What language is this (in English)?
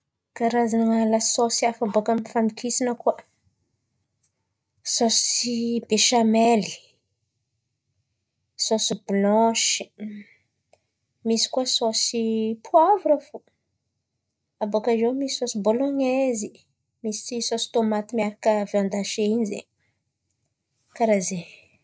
Antankarana Malagasy